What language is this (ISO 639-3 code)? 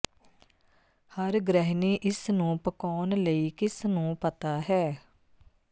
pan